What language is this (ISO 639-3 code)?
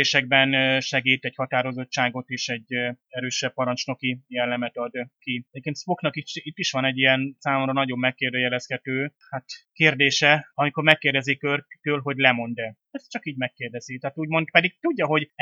hun